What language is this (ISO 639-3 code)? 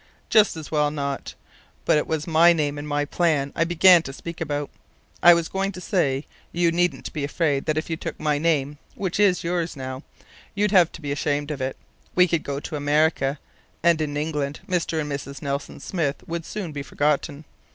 eng